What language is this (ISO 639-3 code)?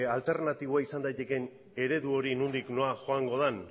eus